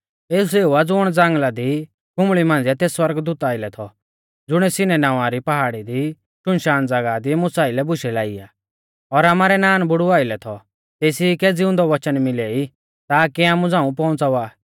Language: Mahasu Pahari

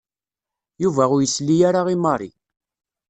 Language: Kabyle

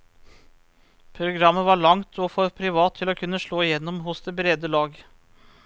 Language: Norwegian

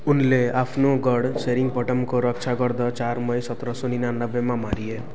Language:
Nepali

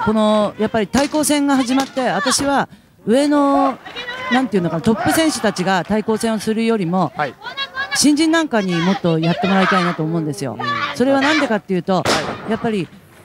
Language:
Japanese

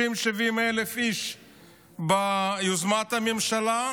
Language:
Hebrew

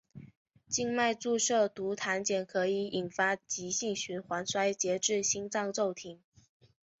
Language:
Chinese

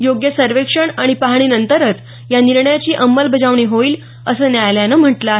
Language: Marathi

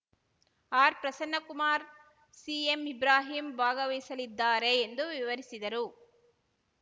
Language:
Kannada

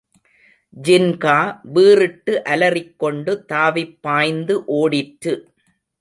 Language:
Tamil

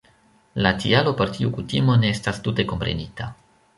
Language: Esperanto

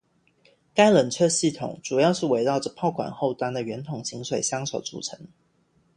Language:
Chinese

